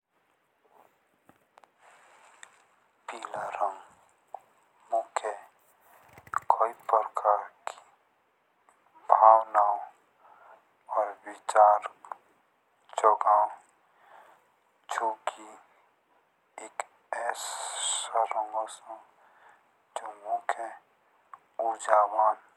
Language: Jaunsari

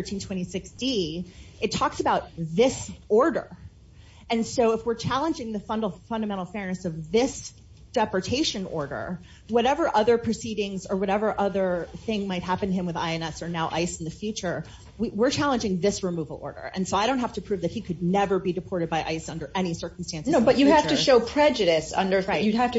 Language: English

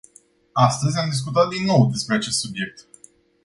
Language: Romanian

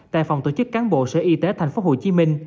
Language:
Vietnamese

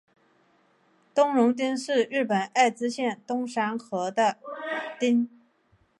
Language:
Chinese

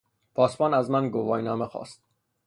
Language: Persian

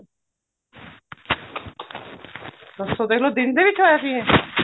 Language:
Punjabi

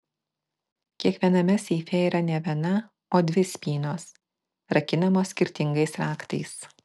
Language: Lithuanian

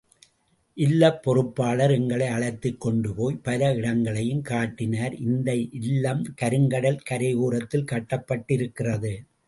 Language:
Tamil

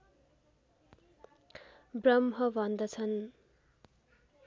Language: Nepali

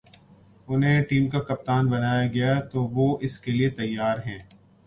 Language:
Urdu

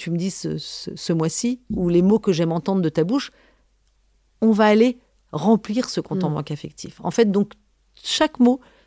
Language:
French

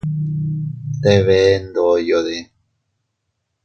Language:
Teutila Cuicatec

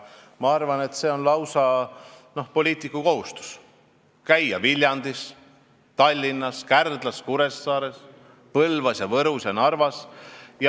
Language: Estonian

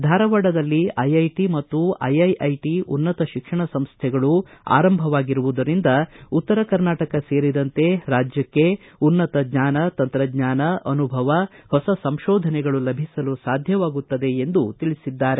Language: Kannada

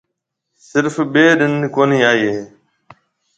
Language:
Marwari (Pakistan)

